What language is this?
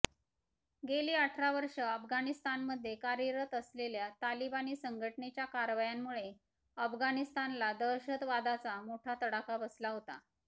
Marathi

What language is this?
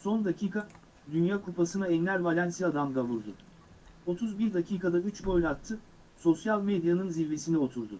Turkish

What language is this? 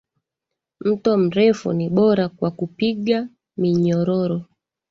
Swahili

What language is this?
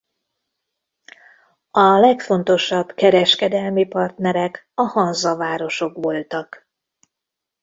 Hungarian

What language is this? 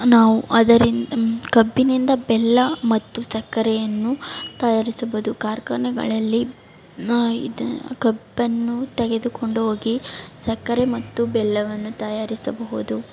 Kannada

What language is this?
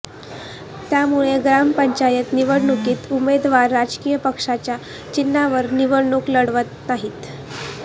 Marathi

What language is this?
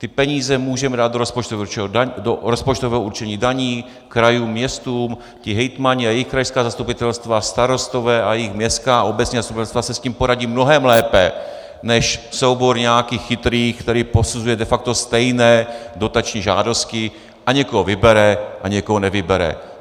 Czech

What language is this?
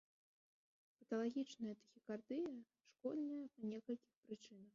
Belarusian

